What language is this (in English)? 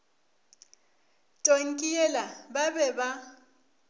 Northern Sotho